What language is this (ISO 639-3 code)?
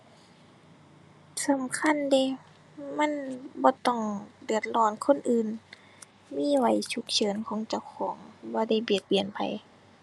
tha